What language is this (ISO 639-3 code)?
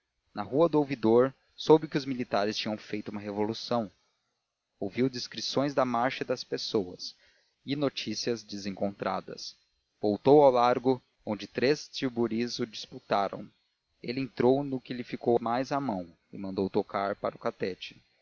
por